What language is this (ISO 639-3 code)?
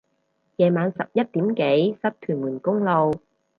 yue